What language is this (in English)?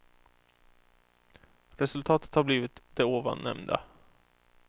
Swedish